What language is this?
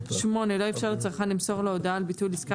Hebrew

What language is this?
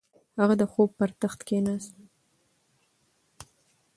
Pashto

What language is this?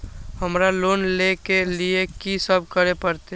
Maithili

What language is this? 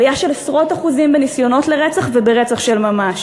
Hebrew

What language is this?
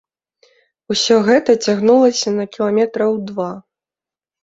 Belarusian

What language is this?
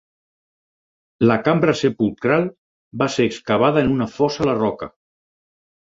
Catalan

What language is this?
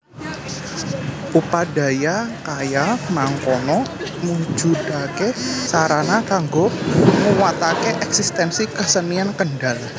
Javanese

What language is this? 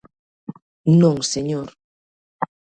Galician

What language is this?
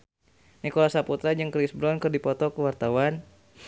Sundanese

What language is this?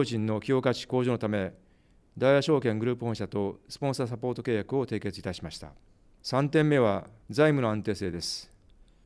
Japanese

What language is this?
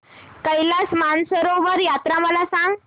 Marathi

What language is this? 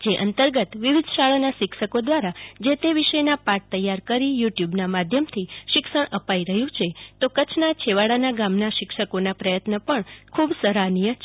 Gujarati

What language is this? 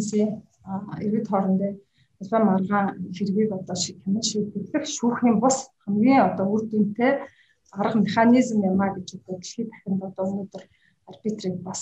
Russian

